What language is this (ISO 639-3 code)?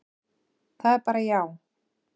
isl